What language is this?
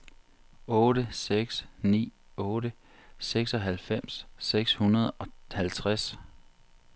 Danish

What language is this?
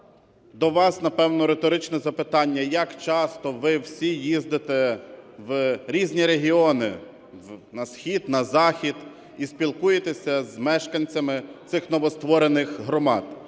Ukrainian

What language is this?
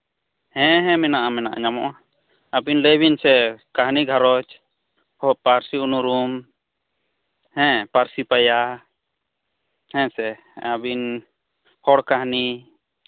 Santali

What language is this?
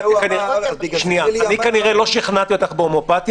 Hebrew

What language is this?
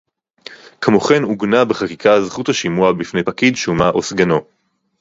Hebrew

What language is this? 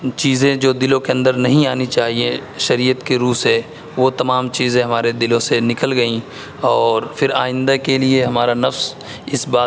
Urdu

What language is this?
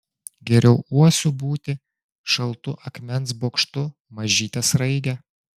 Lithuanian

